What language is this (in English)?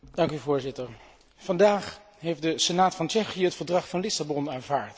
Dutch